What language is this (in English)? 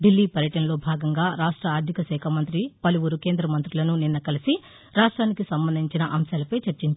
Telugu